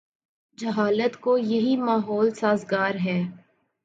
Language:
Urdu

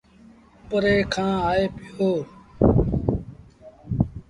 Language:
Sindhi Bhil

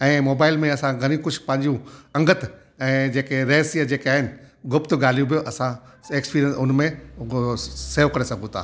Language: Sindhi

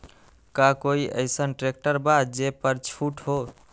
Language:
Magahi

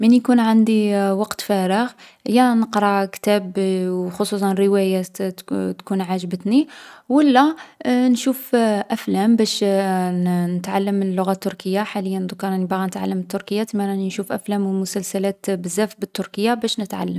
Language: Algerian Arabic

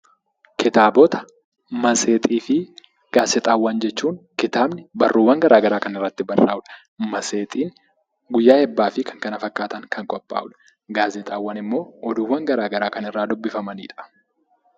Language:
Oromo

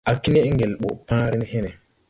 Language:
Tupuri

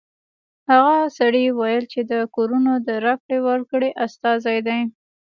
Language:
Pashto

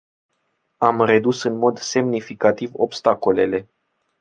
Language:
Romanian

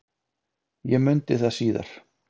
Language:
Icelandic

